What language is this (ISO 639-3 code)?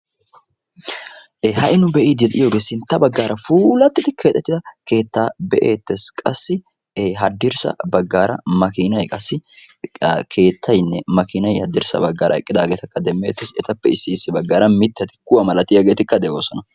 wal